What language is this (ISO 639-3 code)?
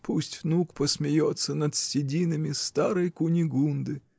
rus